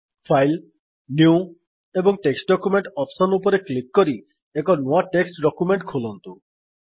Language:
Odia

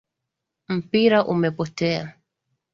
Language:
Swahili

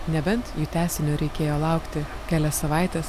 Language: Lithuanian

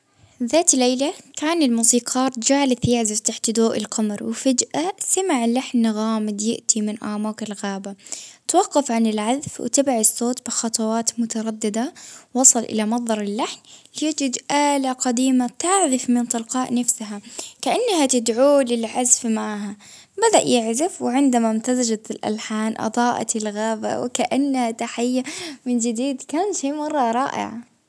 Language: Baharna Arabic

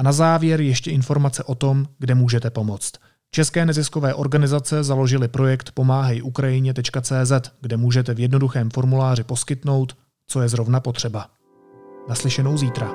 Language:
Czech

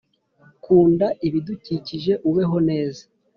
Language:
Kinyarwanda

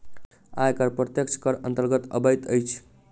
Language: Maithili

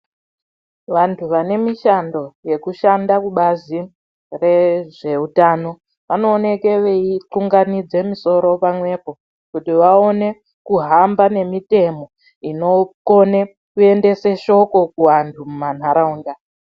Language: Ndau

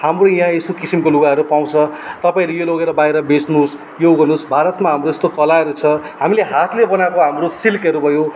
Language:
Nepali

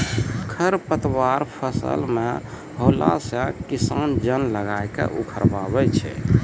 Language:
Maithili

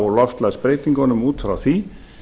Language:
Icelandic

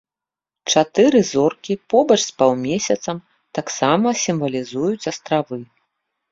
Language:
Belarusian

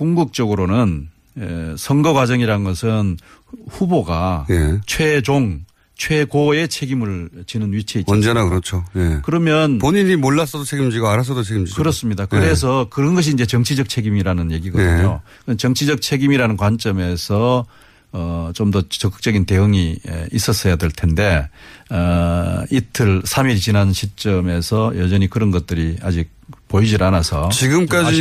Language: Korean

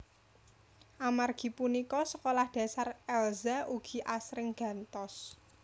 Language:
Javanese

